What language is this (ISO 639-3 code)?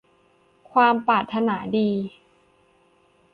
tha